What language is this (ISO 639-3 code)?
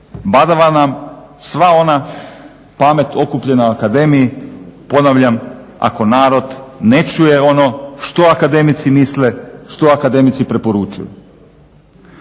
hrv